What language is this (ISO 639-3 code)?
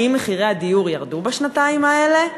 heb